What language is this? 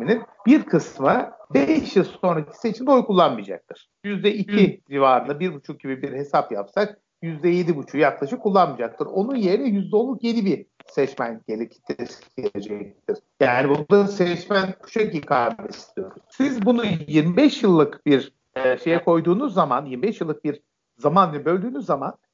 Turkish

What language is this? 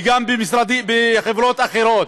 Hebrew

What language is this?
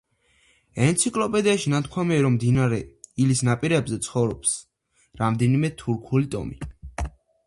Georgian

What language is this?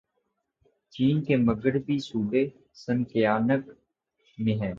Urdu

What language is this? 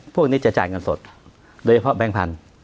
Thai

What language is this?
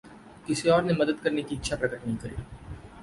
Hindi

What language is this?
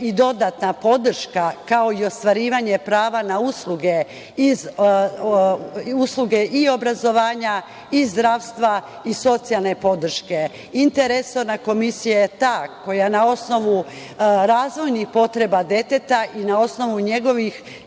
Serbian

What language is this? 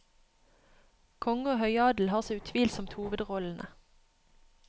Norwegian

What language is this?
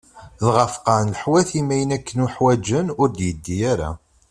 Kabyle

